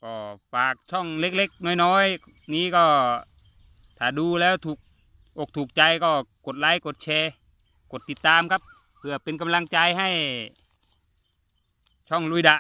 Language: Thai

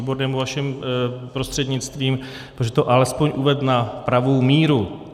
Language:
Czech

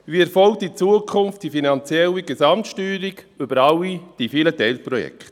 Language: Swiss German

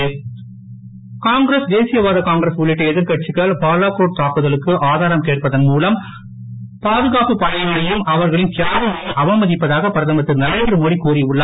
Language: Tamil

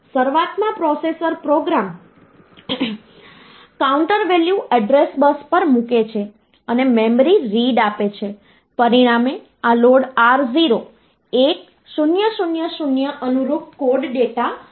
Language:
Gujarati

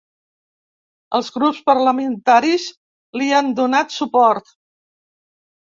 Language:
Catalan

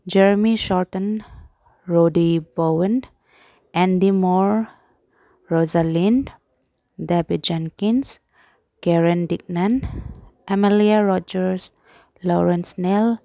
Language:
Manipuri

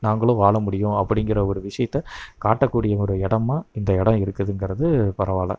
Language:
Tamil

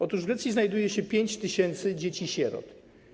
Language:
Polish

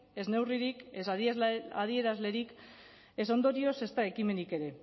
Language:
Basque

